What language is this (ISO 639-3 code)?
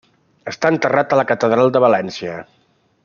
cat